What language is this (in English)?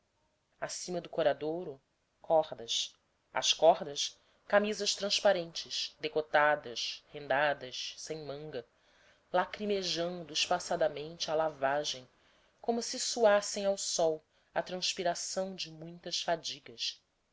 Portuguese